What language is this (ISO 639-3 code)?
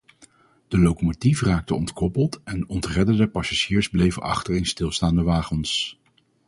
nld